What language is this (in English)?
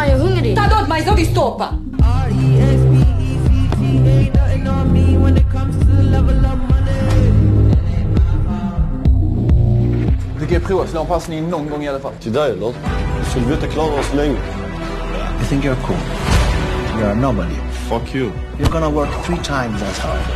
Romanian